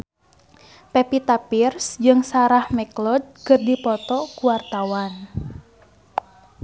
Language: Sundanese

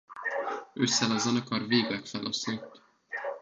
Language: Hungarian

